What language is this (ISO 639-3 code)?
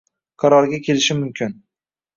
uzb